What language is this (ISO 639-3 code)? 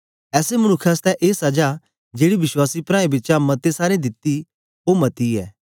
doi